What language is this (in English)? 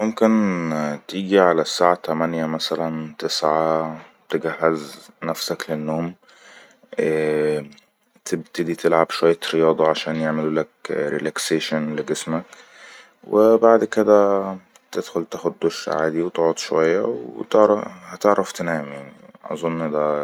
Egyptian Arabic